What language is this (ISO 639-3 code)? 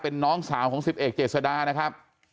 tha